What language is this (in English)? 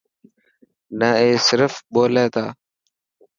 Dhatki